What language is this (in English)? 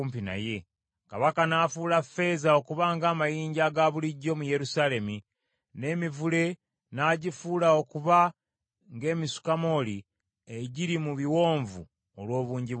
Ganda